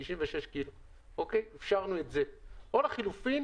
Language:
Hebrew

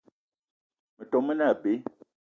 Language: Eton (Cameroon)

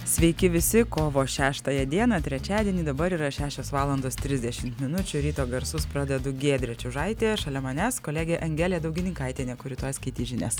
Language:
Lithuanian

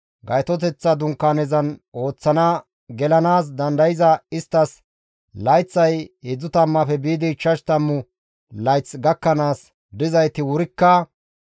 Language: Gamo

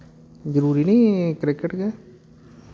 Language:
Dogri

